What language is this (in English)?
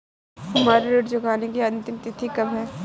Hindi